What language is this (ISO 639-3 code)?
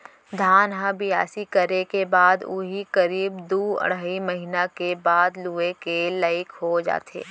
hne